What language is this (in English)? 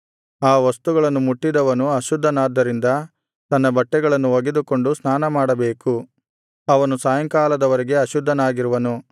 Kannada